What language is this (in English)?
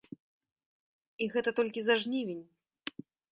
Belarusian